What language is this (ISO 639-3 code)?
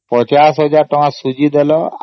ori